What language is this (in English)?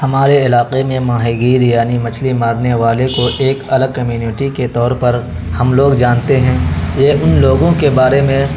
Urdu